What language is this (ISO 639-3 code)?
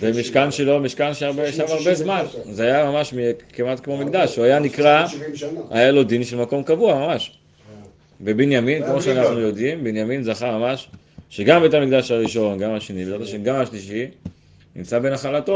heb